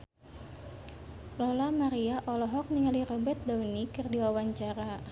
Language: Sundanese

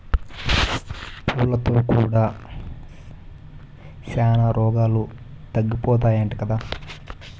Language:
Telugu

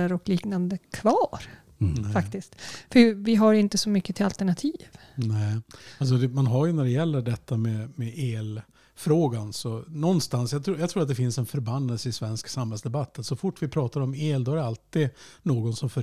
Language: Swedish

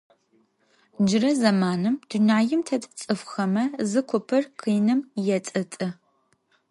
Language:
Adyghe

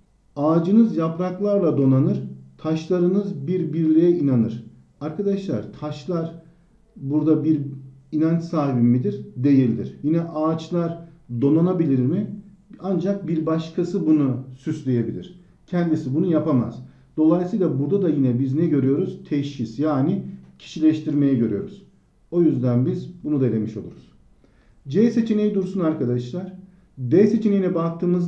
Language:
Turkish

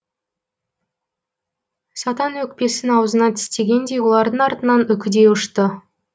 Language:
Kazakh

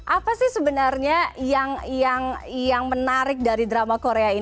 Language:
Indonesian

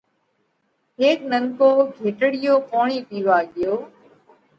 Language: Parkari Koli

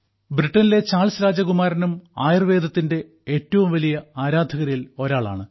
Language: Malayalam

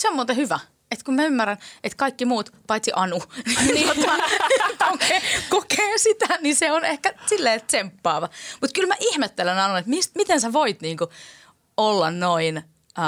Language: Finnish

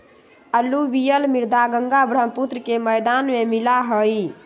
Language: Magahi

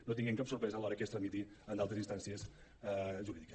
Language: Catalan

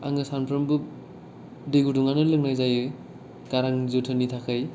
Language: Bodo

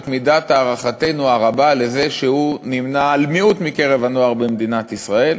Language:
Hebrew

